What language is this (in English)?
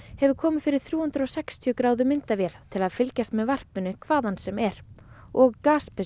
Icelandic